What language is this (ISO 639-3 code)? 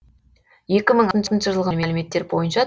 kaz